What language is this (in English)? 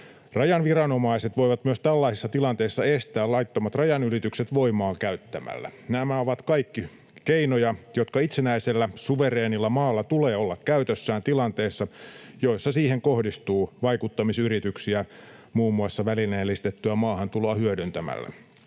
Finnish